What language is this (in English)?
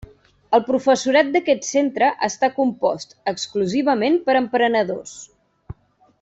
Catalan